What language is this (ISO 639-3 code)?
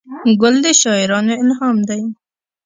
pus